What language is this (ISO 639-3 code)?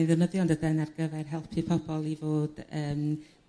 cym